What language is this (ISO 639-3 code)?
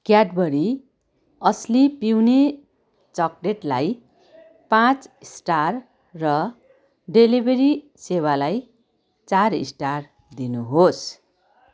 nep